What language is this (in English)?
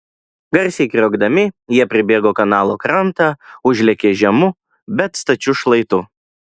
Lithuanian